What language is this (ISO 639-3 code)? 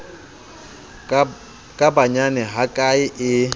sot